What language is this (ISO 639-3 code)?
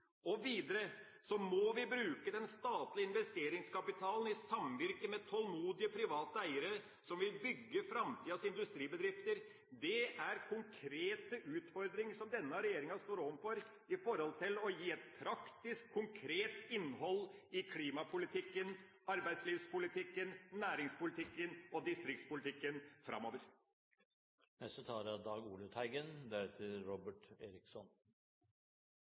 nob